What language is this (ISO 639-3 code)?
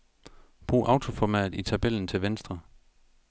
dan